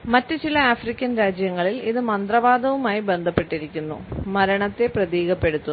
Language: Malayalam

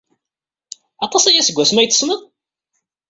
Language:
Kabyle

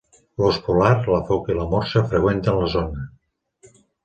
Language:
Catalan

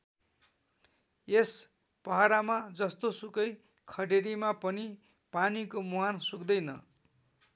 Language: Nepali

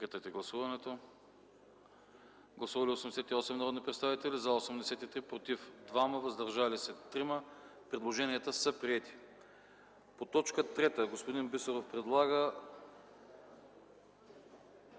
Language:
Bulgarian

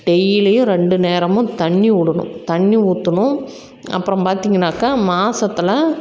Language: Tamil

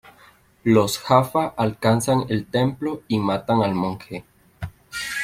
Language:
Spanish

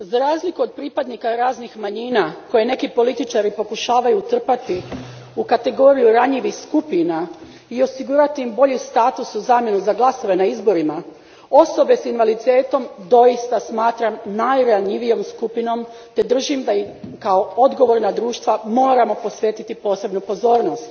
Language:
Croatian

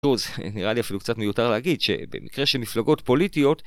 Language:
Hebrew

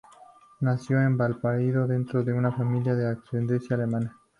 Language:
Spanish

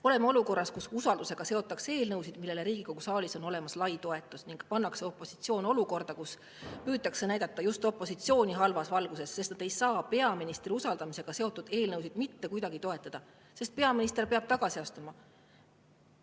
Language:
Estonian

